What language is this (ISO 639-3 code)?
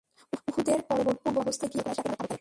ben